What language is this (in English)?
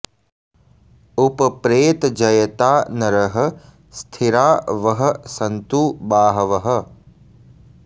Sanskrit